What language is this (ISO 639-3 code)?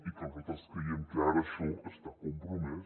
cat